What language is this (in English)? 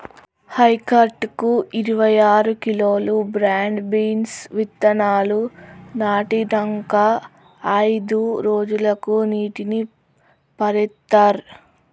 Telugu